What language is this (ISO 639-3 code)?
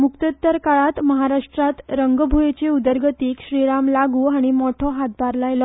kok